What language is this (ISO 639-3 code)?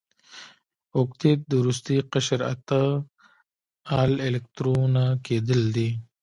pus